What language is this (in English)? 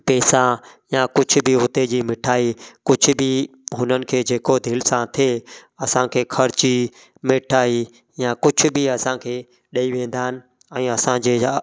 Sindhi